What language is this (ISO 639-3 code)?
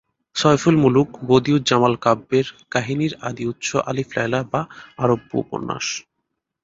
ben